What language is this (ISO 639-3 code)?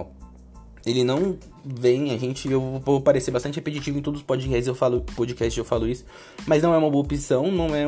por